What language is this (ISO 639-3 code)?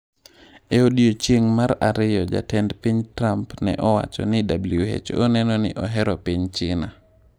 luo